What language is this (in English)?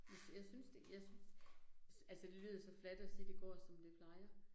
Danish